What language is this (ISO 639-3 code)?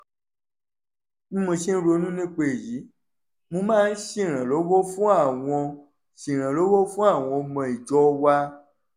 yor